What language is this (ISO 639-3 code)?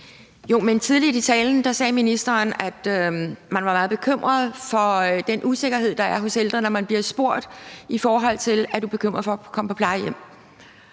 dan